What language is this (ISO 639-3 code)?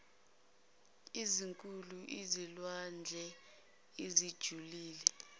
zul